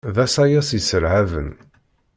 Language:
Kabyle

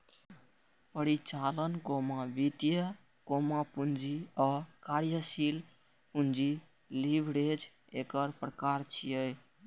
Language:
Maithili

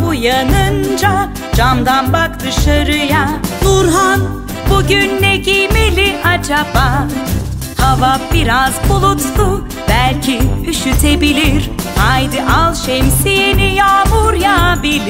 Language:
Turkish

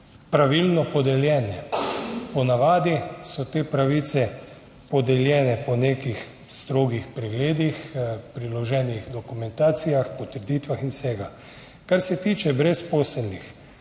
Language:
Slovenian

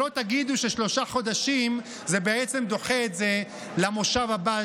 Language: Hebrew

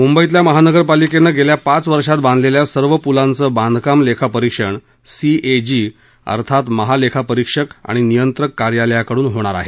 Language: Marathi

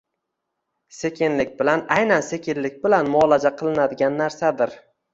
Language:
Uzbek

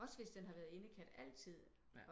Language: Danish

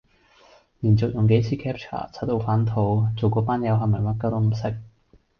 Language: Cantonese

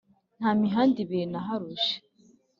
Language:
Kinyarwanda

